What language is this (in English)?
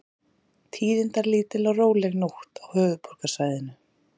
Icelandic